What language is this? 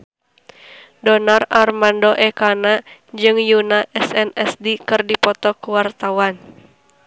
Sundanese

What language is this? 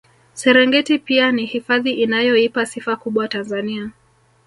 Swahili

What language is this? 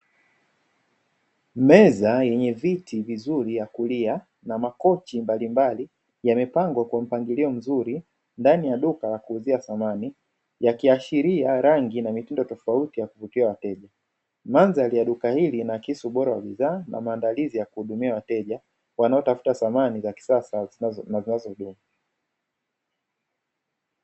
Swahili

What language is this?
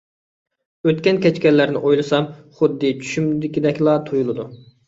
Uyghur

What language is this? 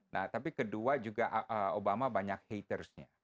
Indonesian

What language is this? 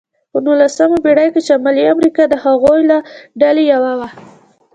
Pashto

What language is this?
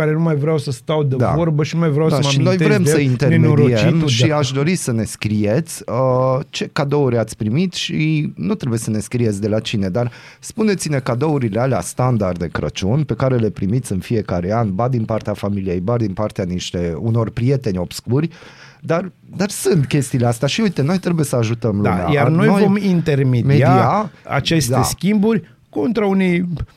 Romanian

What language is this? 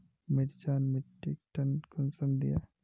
Magahi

